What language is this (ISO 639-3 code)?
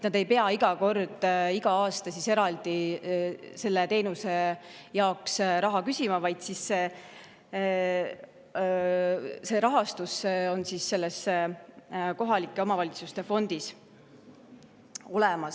est